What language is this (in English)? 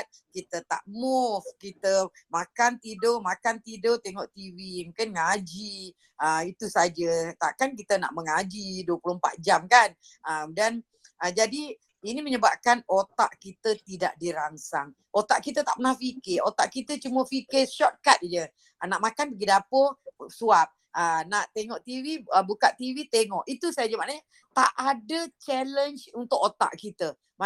Malay